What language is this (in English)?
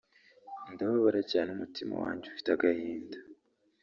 Kinyarwanda